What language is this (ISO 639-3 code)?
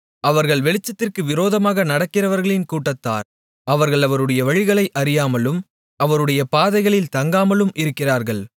tam